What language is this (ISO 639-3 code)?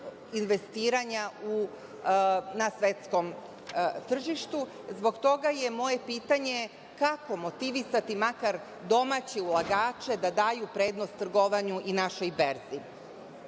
srp